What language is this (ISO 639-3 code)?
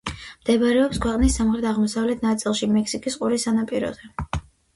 kat